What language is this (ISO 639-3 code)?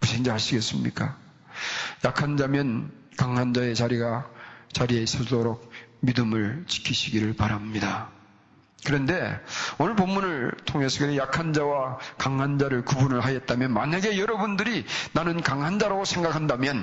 kor